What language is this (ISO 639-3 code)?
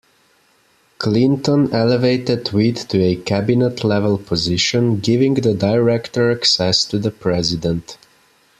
eng